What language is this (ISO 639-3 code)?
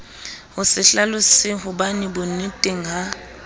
sot